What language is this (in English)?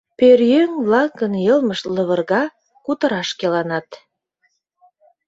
Mari